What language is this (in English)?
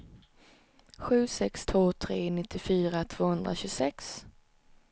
Swedish